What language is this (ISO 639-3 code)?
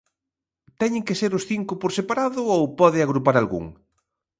glg